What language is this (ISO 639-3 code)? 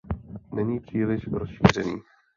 ces